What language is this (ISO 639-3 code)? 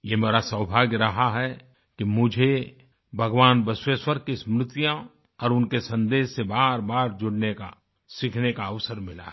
hin